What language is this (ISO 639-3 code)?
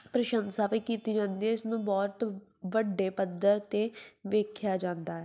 pan